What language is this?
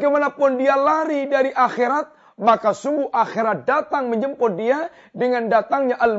Malay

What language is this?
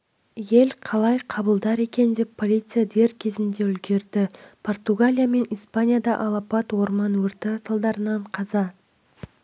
Kazakh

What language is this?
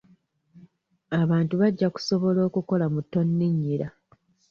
Ganda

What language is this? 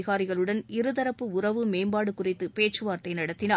Tamil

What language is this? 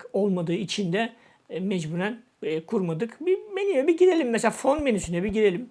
Turkish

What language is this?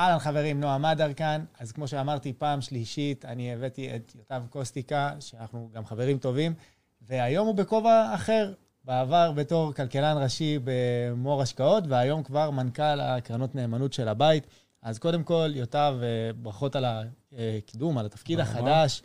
Hebrew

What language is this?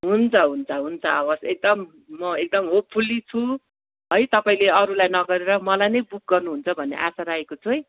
Nepali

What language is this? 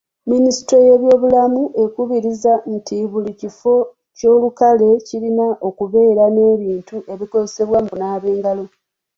Ganda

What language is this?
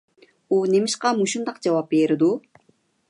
Uyghur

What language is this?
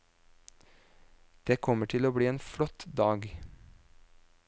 Norwegian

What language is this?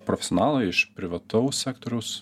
Lithuanian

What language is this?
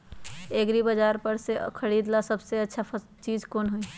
Magahi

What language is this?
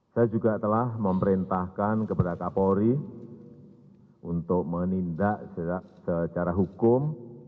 Indonesian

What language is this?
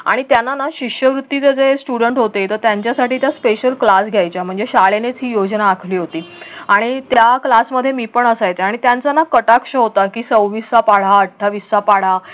Marathi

